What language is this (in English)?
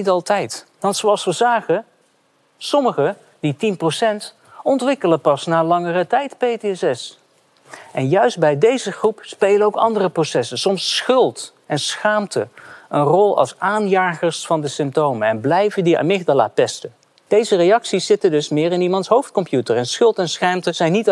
Dutch